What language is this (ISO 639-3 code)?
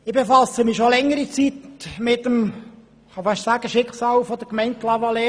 gsw